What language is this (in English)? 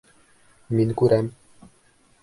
Bashkir